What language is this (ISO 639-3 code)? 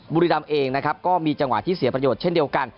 tha